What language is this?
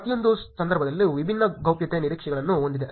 Kannada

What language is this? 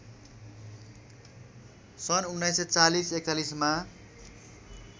Nepali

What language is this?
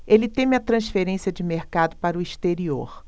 Portuguese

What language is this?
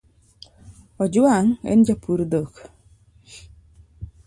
Luo (Kenya and Tanzania)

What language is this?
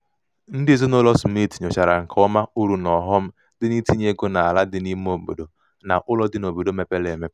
Igbo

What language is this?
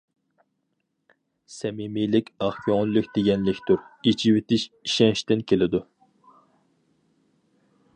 Uyghur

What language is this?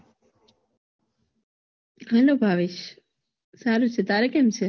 Gujarati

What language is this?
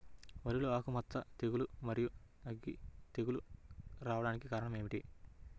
Telugu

